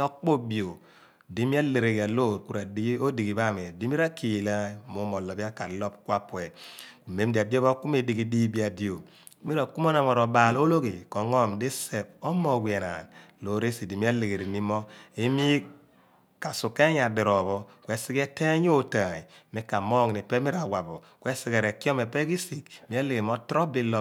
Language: Abua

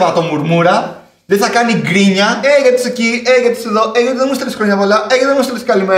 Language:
Greek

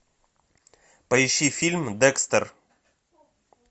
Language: Russian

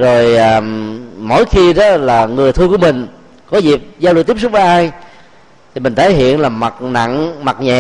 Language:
Vietnamese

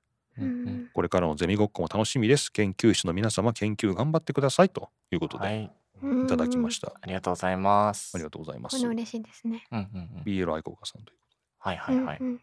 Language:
Japanese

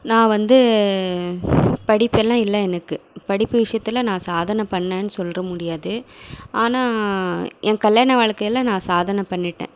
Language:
Tamil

